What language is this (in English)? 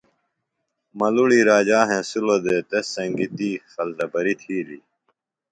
Phalura